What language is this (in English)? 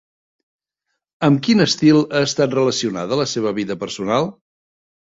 Catalan